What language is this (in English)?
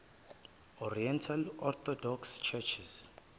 Zulu